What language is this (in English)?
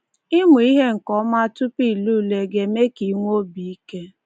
Igbo